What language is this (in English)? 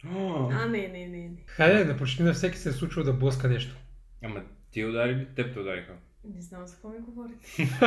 Bulgarian